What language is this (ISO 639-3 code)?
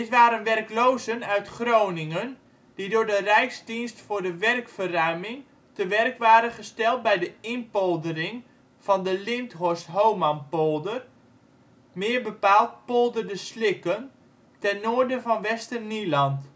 nld